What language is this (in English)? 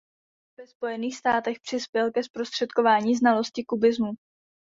Czech